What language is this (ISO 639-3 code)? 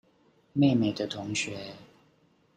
zho